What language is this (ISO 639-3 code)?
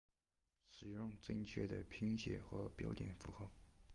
zho